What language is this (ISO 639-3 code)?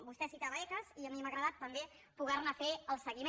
cat